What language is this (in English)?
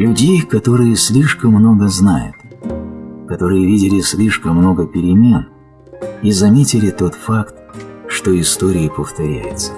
Russian